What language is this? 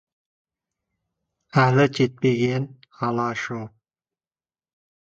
Kazakh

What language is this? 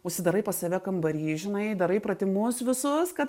Lithuanian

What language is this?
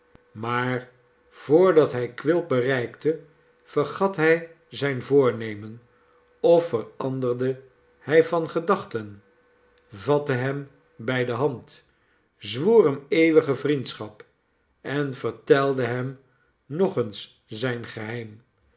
Dutch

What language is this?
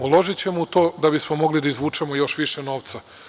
Serbian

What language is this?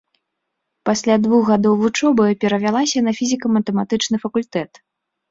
Belarusian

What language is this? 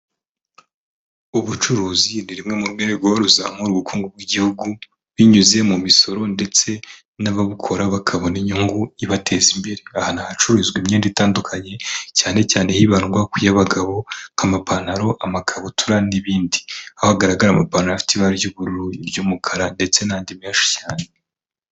Kinyarwanda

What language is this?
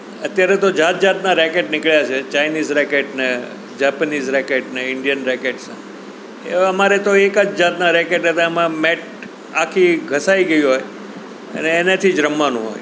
Gujarati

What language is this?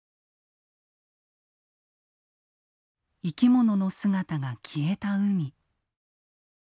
Japanese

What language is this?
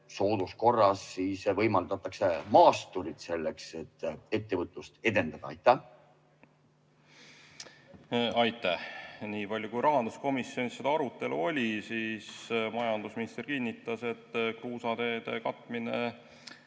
Estonian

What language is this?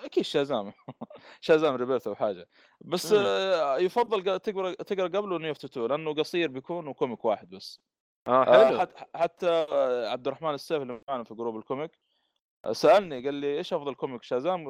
Arabic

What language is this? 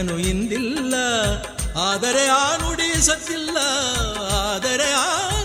Kannada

